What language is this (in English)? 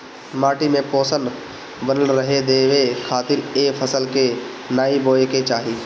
Bhojpuri